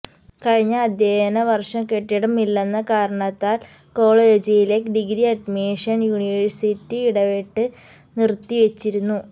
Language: Malayalam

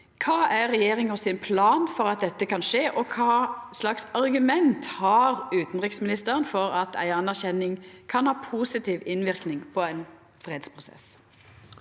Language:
Norwegian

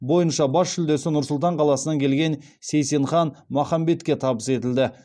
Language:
Kazakh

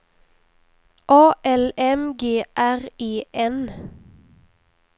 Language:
Swedish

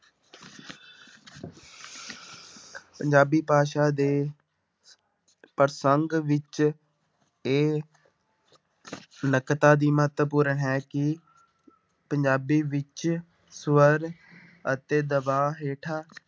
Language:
Punjabi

